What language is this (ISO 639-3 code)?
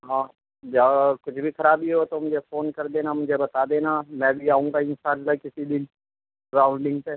urd